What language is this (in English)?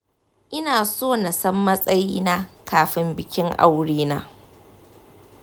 Hausa